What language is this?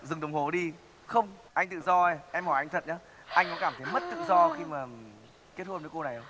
Vietnamese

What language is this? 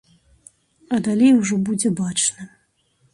Belarusian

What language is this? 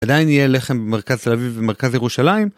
Hebrew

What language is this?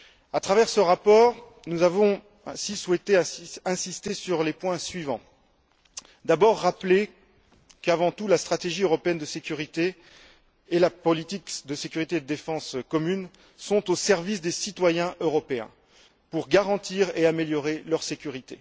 French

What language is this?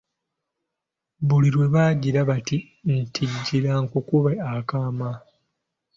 Ganda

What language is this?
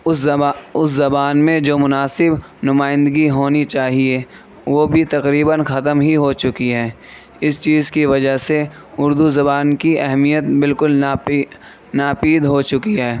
Urdu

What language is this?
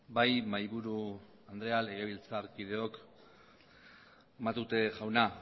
Basque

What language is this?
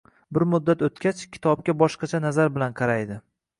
Uzbek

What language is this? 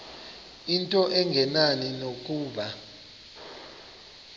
Xhosa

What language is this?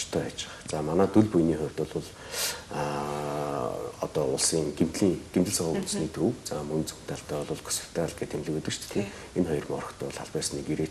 Romanian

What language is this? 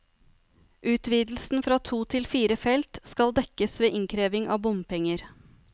Norwegian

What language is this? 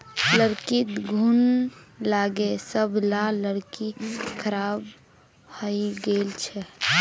Magahi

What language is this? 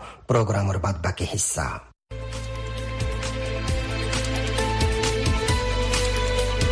Bangla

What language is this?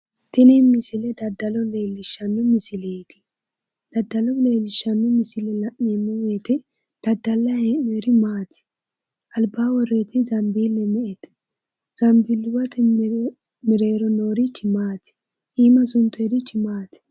Sidamo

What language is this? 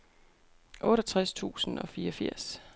Danish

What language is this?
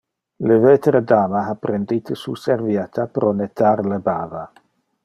Interlingua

